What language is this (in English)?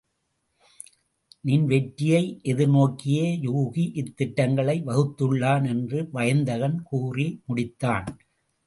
Tamil